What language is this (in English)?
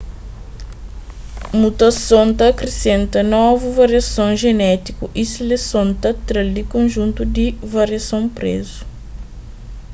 Kabuverdianu